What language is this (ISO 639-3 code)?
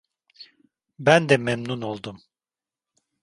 tur